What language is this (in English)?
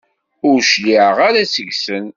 Kabyle